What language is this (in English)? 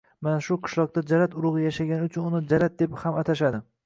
Uzbek